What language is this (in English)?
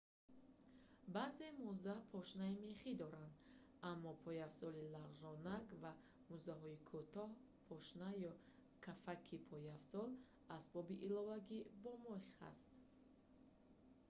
Tajik